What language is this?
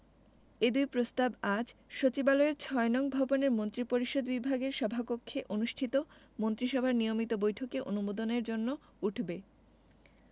Bangla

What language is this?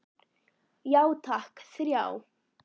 Icelandic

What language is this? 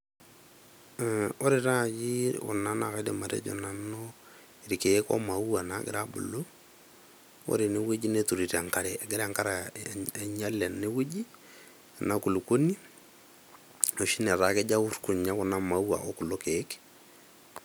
Masai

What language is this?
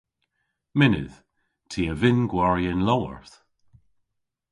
Cornish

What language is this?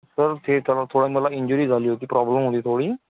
Marathi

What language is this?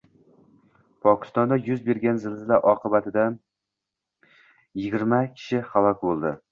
Uzbek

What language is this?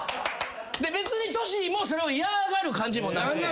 Japanese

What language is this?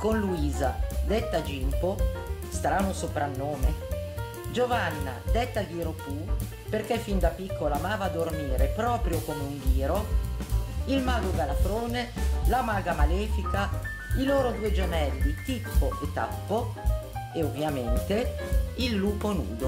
Italian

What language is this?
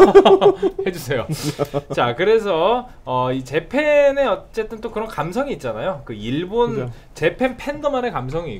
Korean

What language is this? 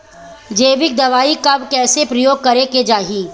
Bhojpuri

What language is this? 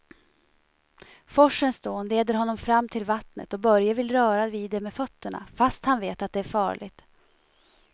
Swedish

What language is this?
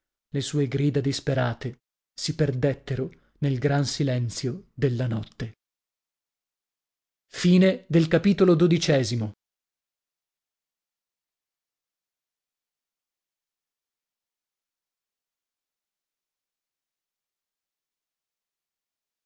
Italian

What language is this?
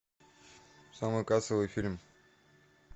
Russian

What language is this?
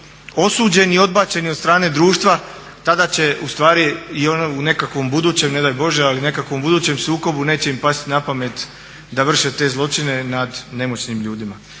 Croatian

